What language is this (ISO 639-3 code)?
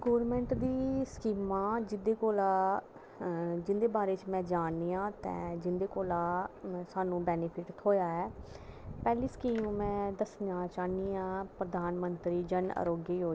doi